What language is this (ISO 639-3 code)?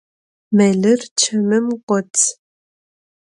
ady